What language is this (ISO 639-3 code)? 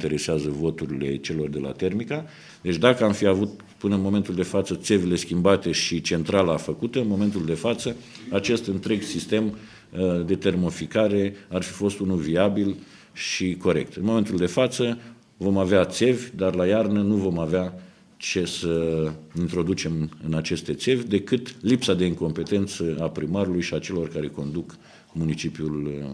ron